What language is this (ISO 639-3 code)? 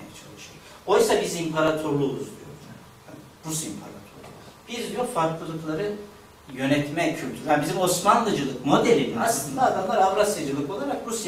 tur